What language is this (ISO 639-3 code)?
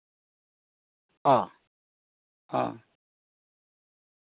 sat